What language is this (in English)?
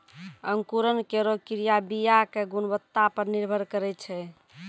Maithili